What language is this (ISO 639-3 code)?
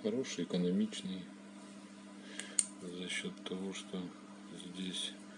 rus